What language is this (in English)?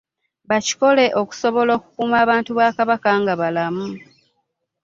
Ganda